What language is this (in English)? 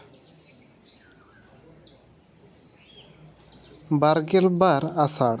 Santali